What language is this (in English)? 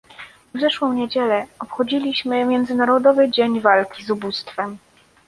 Polish